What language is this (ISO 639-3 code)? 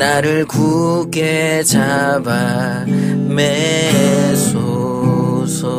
kor